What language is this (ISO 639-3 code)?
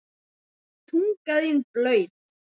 isl